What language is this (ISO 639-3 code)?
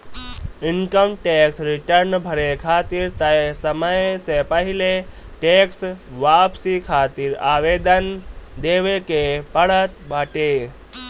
bho